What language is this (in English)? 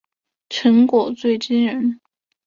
Chinese